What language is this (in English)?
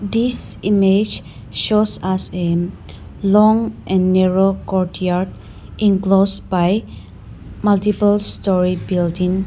English